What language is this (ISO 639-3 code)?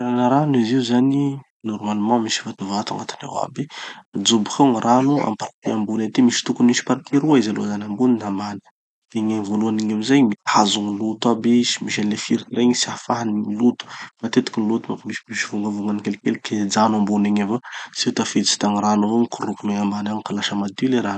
txy